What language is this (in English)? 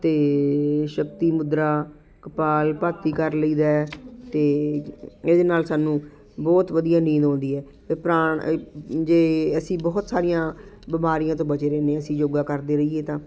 Punjabi